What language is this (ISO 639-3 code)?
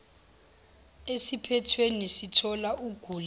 zul